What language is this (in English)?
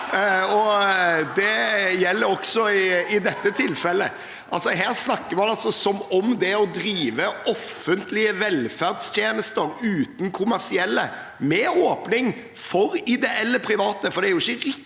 Norwegian